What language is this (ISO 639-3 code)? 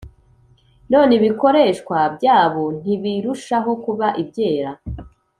kin